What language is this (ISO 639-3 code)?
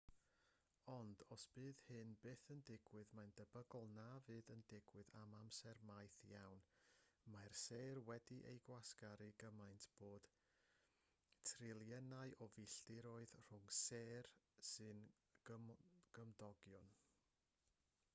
cym